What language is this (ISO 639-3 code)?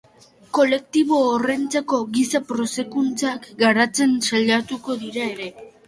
eus